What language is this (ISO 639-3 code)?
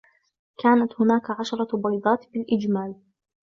ara